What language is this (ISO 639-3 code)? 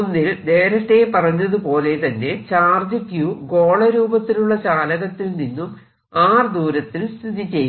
mal